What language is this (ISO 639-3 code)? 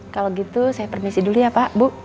ind